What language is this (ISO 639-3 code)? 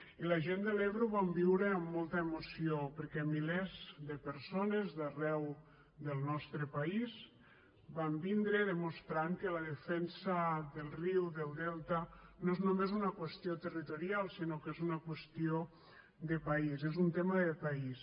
cat